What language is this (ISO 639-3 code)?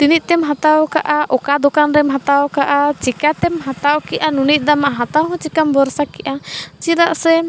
sat